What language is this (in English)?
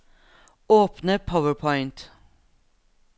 Norwegian